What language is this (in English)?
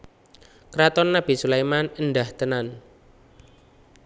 Javanese